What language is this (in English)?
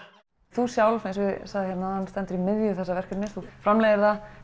Icelandic